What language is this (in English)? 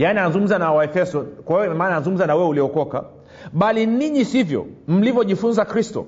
Swahili